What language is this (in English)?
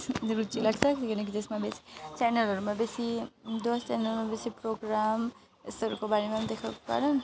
Nepali